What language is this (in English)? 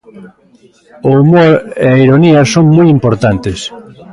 Galician